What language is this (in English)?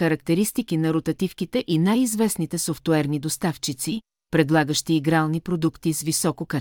Bulgarian